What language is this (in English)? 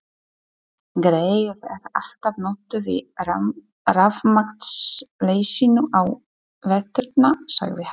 Icelandic